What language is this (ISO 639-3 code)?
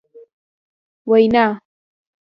pus